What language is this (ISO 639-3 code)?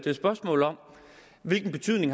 dan